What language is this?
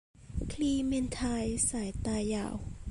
Thai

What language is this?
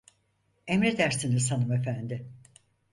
Turkish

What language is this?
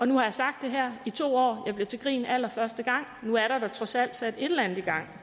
Danish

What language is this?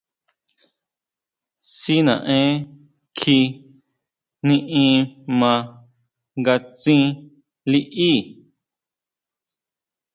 Huautla Mazatec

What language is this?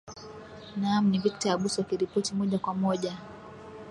Swahili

